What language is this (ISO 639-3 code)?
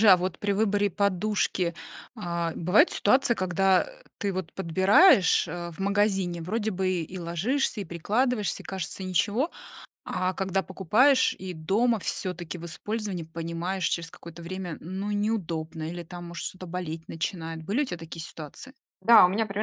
rus